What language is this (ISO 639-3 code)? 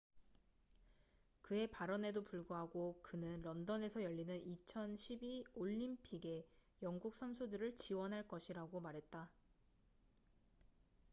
kor